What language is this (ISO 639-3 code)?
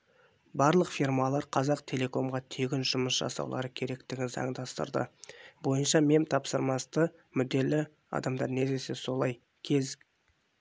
kaz